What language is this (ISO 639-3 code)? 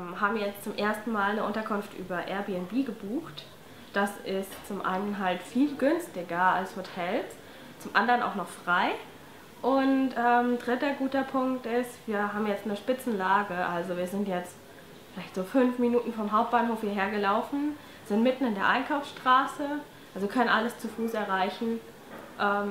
deu